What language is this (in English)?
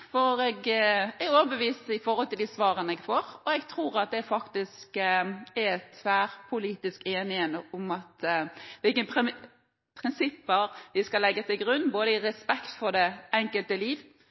Norwegian Bokmål